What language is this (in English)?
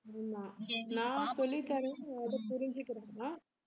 Tamil